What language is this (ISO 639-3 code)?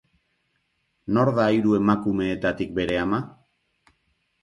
eus